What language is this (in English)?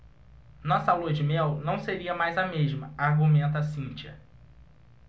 Portuguese